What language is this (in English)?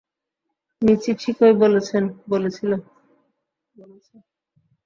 Bangla